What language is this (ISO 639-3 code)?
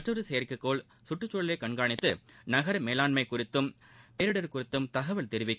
tam